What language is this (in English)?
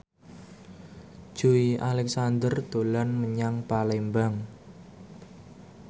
Javanese